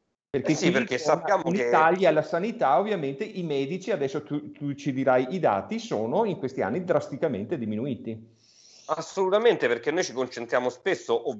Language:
Italian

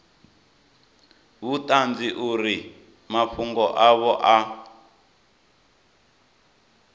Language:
Venda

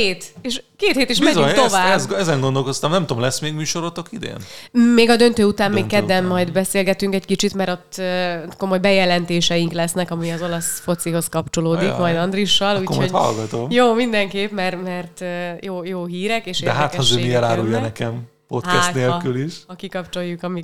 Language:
Hungarian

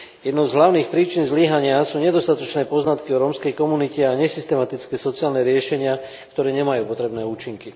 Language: Slovak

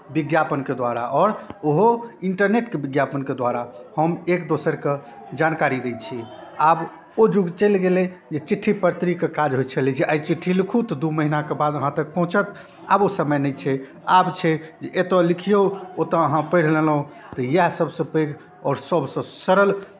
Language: Maithili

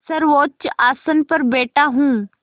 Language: Hindi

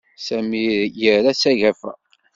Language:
Kabyle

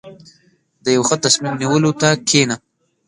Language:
Pashto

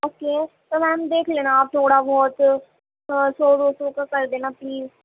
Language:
Urdu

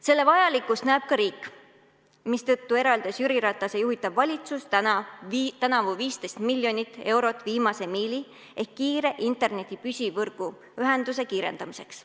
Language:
Estonian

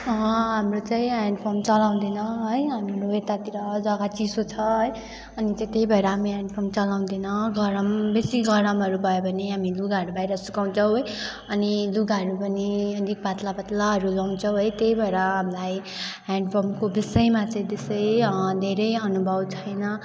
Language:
Nepali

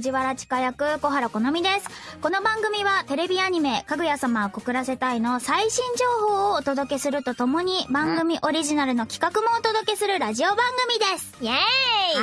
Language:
Japanese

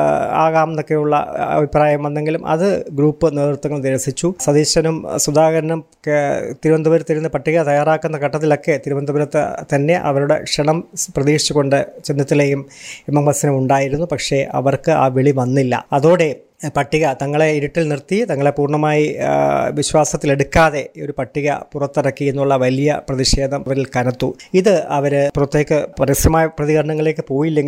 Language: Malayalam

